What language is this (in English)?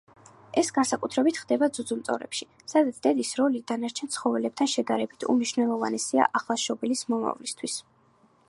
Georgian